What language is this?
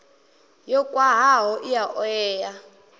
Venda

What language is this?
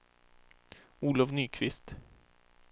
Swedish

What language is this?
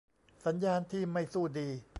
Thai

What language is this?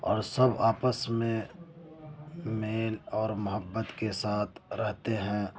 Urdu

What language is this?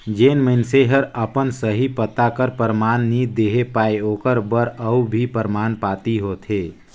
Chhattisgarhi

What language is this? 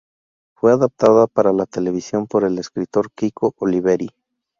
Spanish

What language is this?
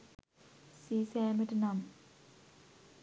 Sinhala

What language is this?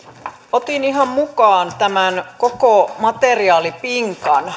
Finnish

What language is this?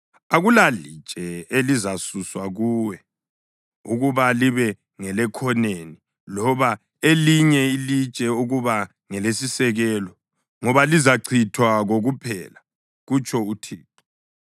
North Ndebele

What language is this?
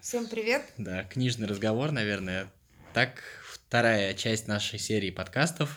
Russian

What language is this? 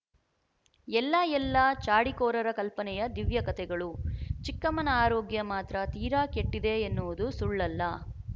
Kannada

